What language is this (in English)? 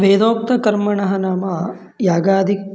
Sanskrit